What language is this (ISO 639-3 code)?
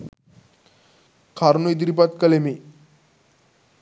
sin